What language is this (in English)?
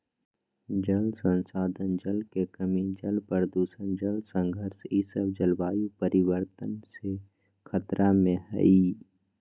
Magahi